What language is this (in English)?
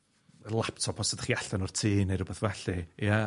Welsh